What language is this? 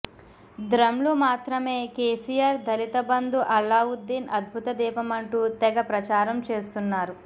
Telugu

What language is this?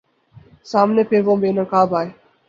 Urdu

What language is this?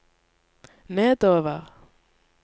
Norwegian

